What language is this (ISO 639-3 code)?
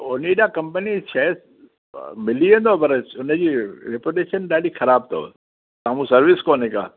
snd